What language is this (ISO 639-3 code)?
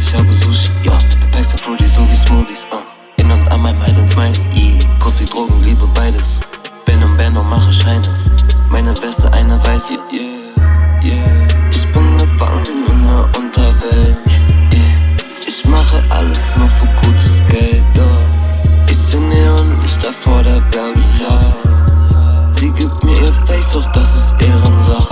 deu